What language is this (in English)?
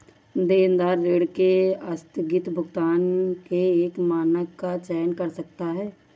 Hindi